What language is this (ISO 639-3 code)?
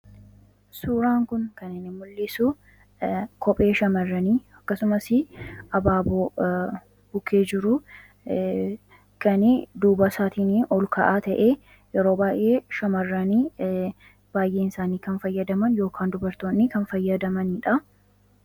orm